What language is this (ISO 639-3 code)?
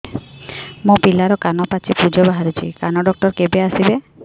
ori